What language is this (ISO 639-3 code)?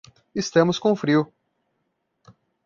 por